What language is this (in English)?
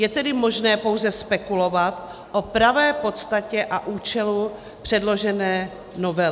Czech